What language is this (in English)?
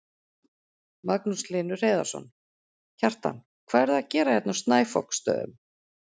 Icelandic